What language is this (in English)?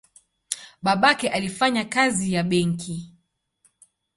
Swahili